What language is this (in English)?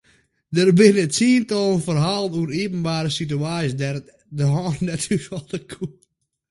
Western Frisian